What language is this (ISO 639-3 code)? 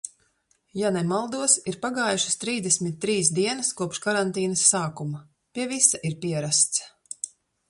lav